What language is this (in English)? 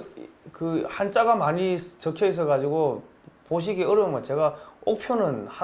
Korean